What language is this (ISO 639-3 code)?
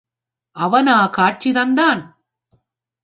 tam